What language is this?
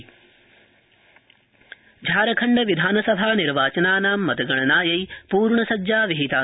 Sanskrit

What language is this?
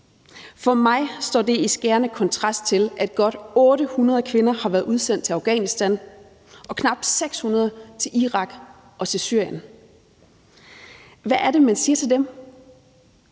Danish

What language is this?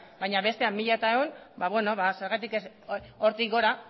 Basque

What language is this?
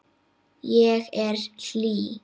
Icelandic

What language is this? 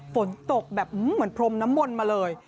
Thai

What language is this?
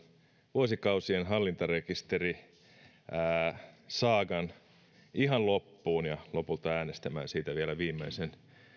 Finnish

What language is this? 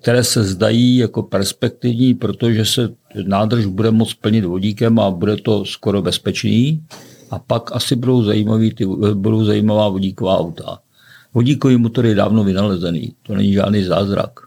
Czech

